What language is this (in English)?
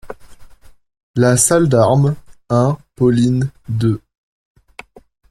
French